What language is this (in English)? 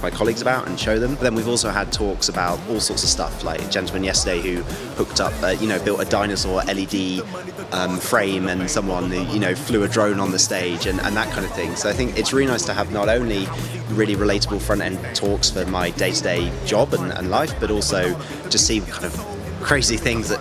English